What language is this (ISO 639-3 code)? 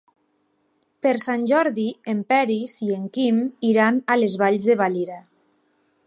cat